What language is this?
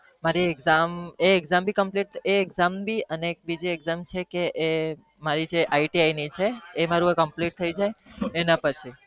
Gujarati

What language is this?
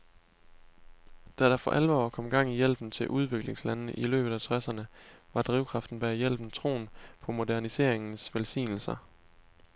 Danish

